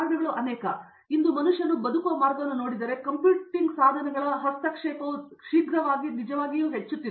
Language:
Kannada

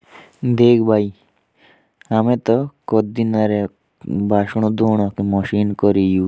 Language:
Jaunsari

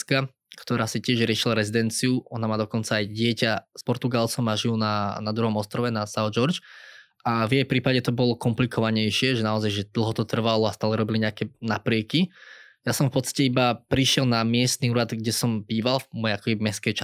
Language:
Slovak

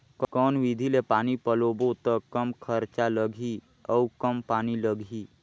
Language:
Chhattisgarhi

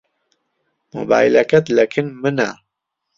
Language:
Central Kurdish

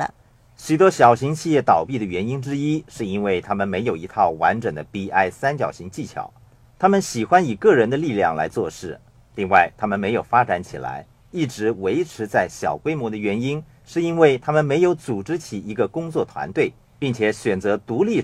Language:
Chinese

